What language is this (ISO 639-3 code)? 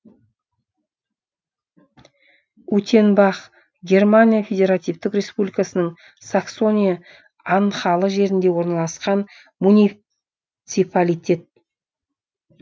kaz